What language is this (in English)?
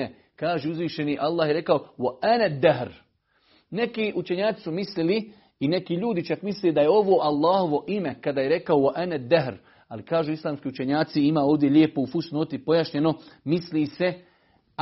Croatian